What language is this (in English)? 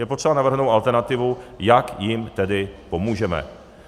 Czech